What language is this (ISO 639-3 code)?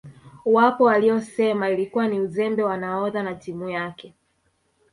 swa